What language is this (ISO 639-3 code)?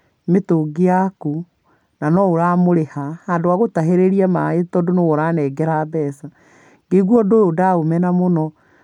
kik